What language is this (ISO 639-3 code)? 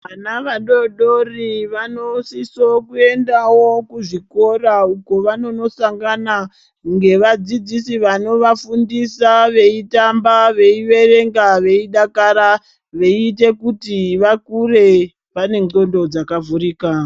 ndc